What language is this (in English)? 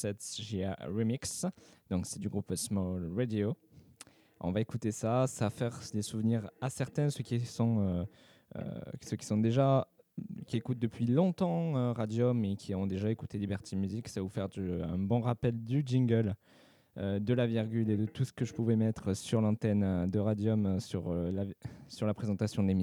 French